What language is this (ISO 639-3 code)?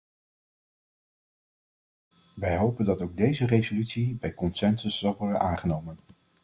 nld